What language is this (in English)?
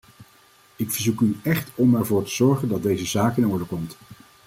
Dutch